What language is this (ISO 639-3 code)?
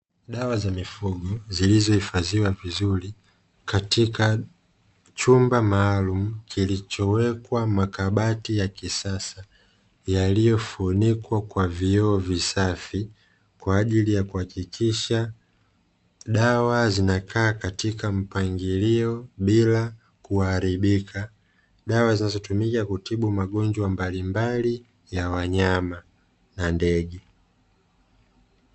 swa